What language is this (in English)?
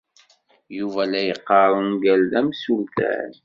Kabyle